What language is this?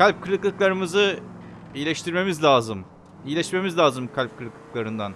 Turkish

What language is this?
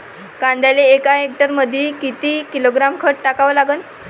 Marathi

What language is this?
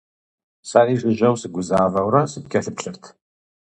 Kabardian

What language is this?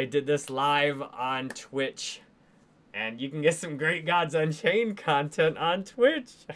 English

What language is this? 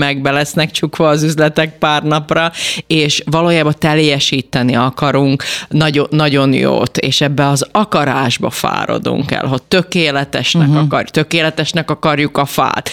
Hungarian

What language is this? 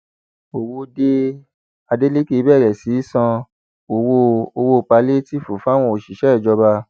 Yoruba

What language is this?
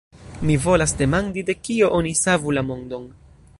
Esperanto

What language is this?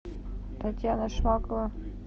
Russian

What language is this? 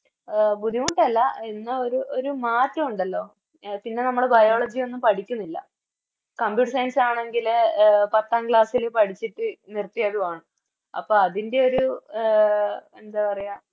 Malayalam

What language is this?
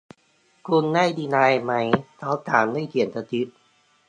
Thai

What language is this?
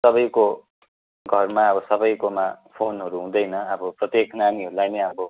Nepali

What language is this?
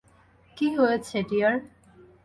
Bangla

